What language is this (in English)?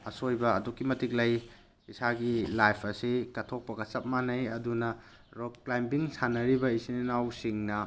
Manipuri